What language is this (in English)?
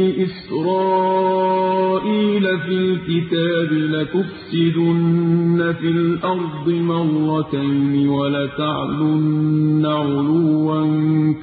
Arabic